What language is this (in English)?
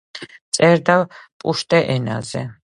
Georgian